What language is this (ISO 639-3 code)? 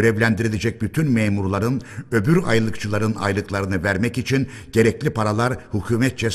tur